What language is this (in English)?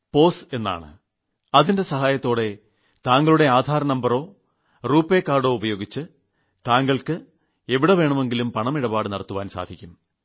Malayalam